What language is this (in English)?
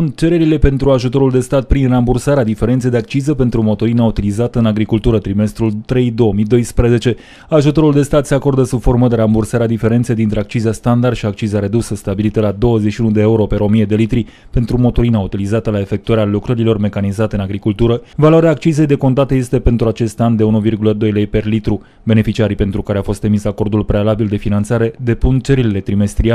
Romanian